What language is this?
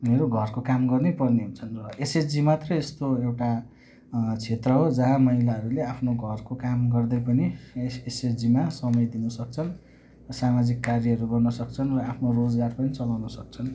Nepali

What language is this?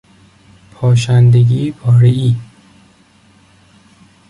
Persian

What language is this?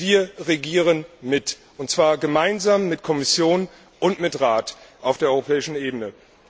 German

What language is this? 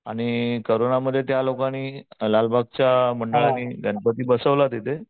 Marathi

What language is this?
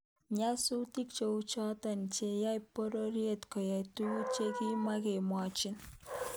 Kalenjin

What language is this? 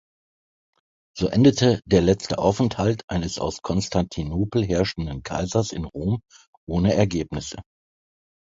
German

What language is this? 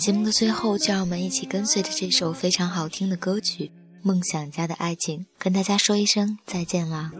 Chinese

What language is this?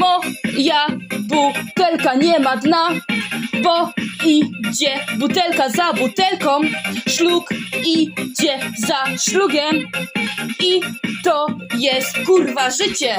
Polish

